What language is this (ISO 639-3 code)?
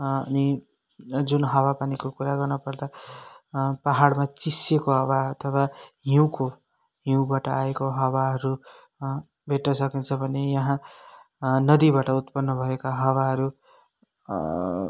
nep